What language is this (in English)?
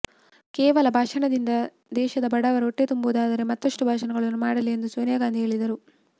Kannada